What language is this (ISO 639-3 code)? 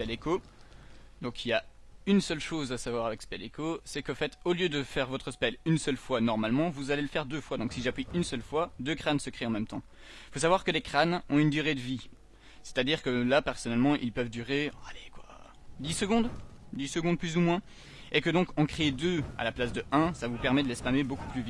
fra